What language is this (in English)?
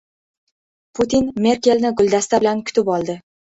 Uzbek